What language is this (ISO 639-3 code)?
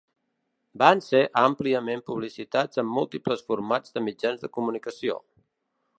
cat